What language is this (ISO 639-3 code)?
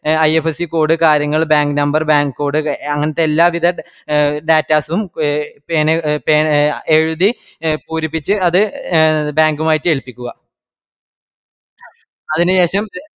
mal